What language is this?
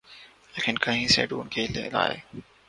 Urdu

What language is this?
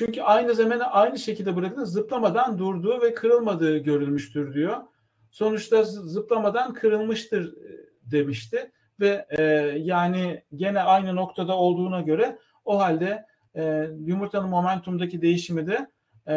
Turkish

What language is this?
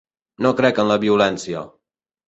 Catalan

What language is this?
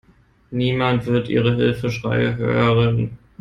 German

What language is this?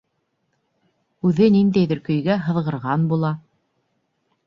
Bashkir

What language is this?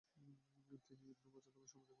Bangla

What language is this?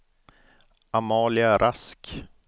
Swedish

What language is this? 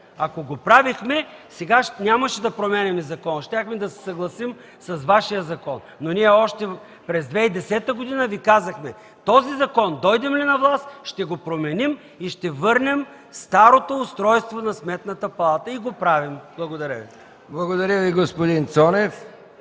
Bulgarian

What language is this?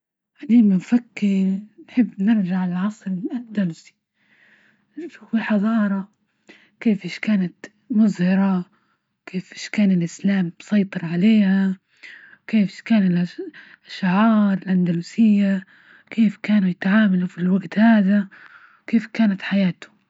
Libyan Arabic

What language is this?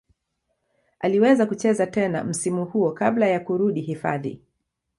Swahili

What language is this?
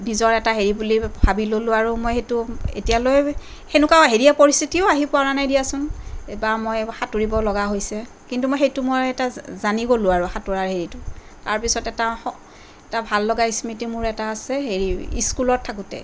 Assamese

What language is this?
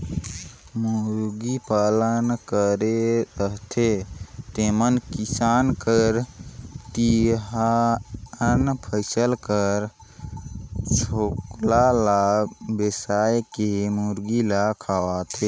Chhattisgarhi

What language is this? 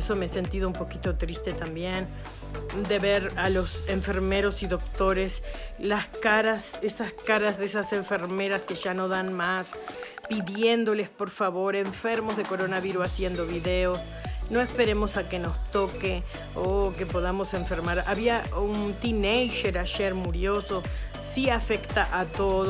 Spanish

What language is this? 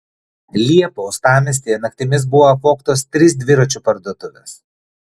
Lithuanian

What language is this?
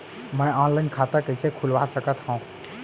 Chhattisgarhi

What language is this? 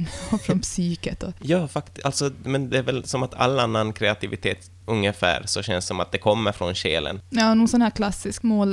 Swedish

